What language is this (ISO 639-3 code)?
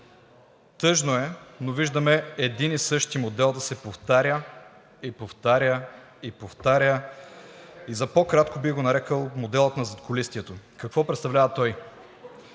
bul